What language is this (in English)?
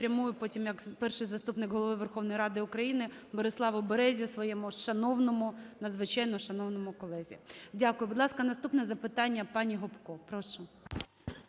Ukrainian